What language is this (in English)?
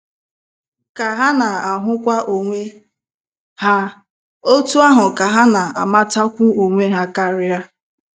Igbo